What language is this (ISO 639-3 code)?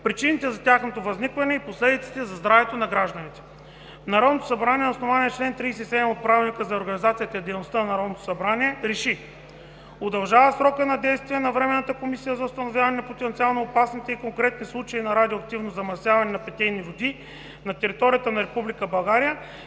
bul